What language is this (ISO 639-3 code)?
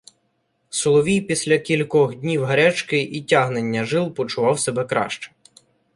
ukr